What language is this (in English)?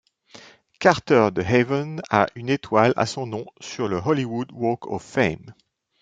French